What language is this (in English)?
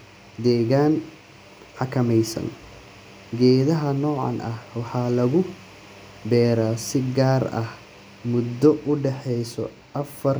Somali